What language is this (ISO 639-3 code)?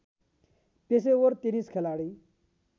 nep